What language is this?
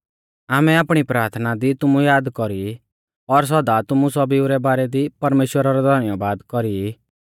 Mahasu Pahari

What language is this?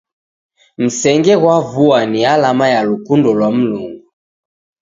Taita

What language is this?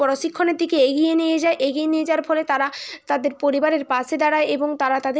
Bangla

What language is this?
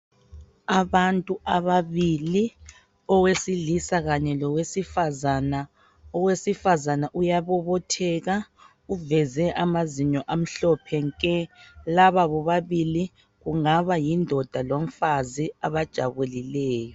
North Ndebele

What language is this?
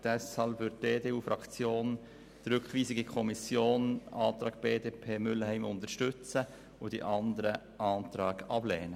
Swiss German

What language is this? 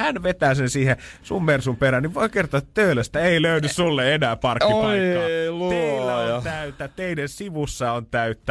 Finnish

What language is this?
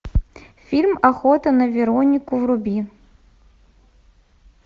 Russian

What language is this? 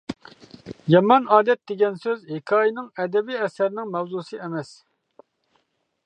Uyghur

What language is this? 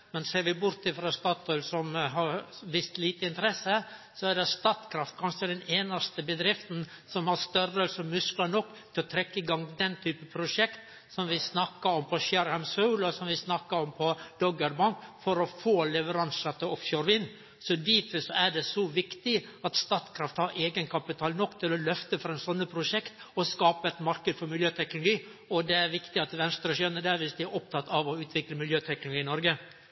Norwegian Nynorsk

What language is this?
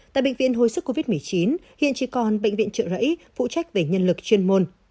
Vietnamese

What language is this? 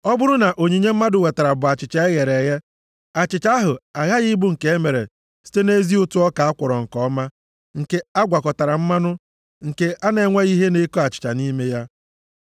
Igbo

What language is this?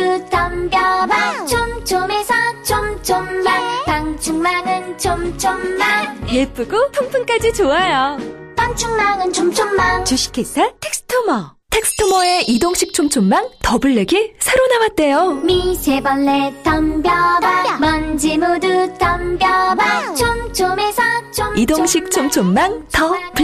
Korean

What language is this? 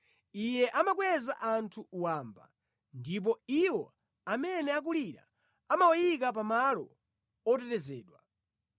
Nyanja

